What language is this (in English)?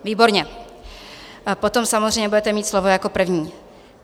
Czech